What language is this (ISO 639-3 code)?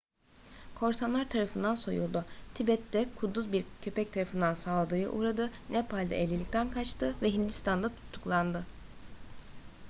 tur